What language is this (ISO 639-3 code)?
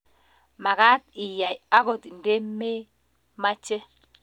kln